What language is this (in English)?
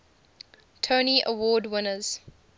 English